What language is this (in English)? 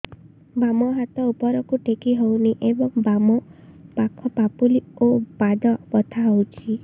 Odia